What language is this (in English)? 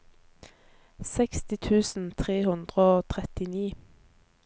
Norwegian